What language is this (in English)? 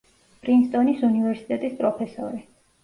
Georgian